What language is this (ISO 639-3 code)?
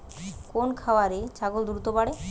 ben